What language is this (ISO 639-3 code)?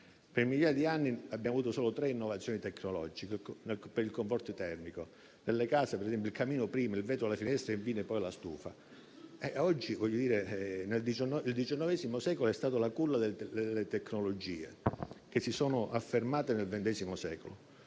ita